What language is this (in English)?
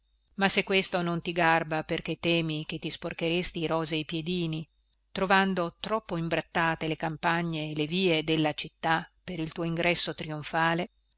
Italian